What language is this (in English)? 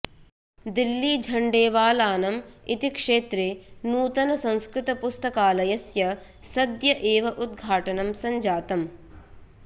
Sanskrit